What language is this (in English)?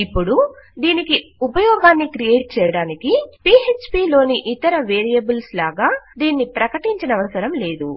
Telugu